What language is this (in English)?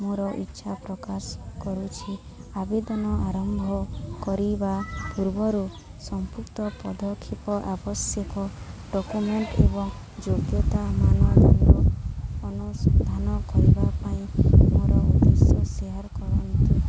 Odia